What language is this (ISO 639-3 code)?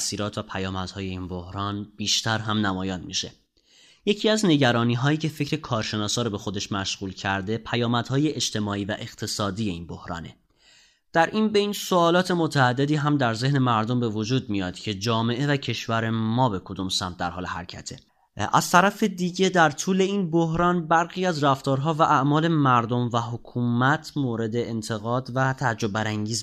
fas